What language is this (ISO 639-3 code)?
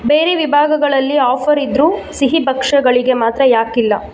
kan